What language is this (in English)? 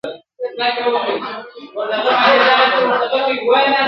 Pashto